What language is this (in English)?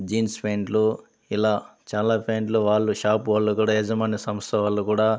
Telugu